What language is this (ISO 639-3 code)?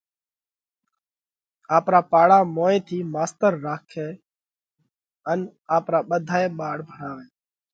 kvx